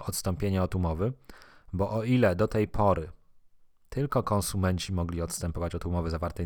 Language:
Polish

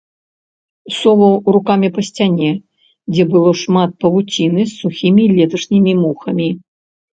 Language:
Belarusian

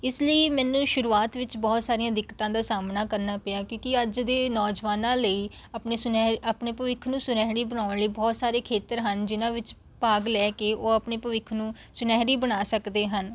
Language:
Punjabi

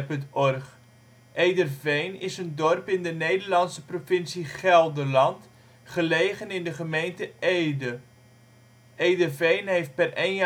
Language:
Dutch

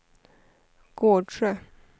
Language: Swedish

